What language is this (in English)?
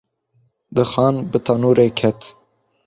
Kurdish